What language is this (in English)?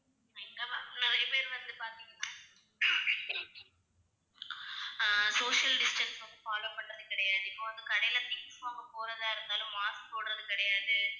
Tamil